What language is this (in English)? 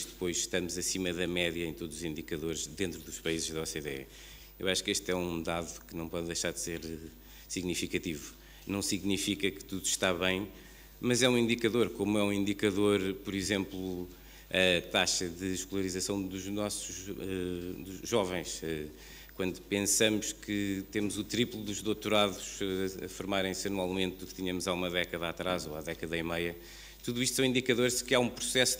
Portuguese